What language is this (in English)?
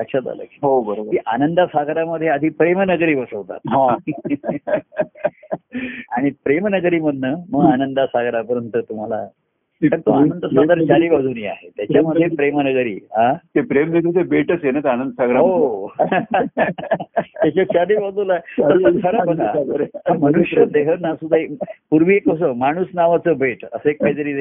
Marathi